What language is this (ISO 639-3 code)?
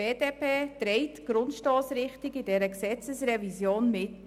gsw